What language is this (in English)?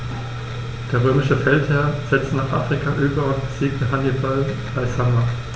German